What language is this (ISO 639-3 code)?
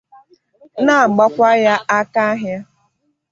ibo